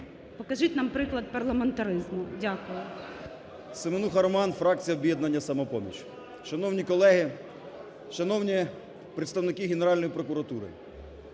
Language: Ukrainian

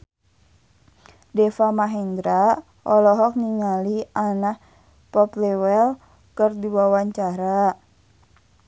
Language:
Sundanese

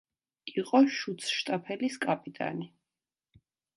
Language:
Georgian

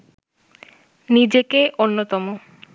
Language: Bangla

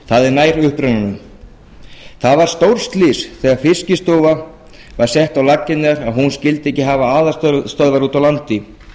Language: Icelandic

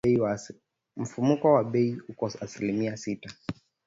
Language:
Swahili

